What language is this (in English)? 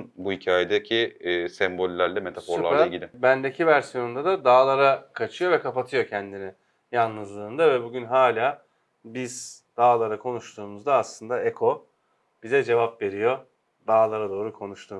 Turkish